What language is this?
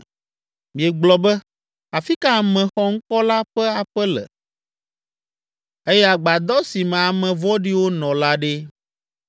Ewe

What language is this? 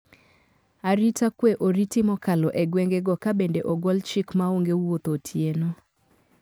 Luo (Kenya and Tanzania)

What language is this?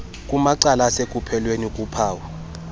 Xhosa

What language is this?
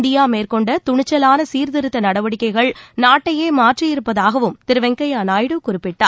Tamil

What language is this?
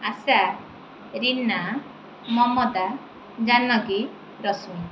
Odia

